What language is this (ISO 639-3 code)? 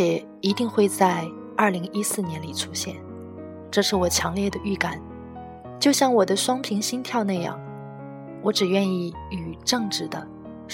zho